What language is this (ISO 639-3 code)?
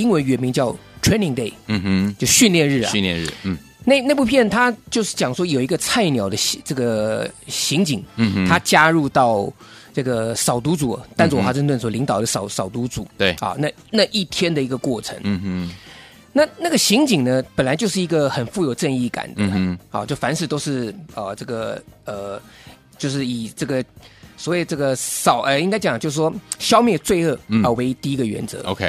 zho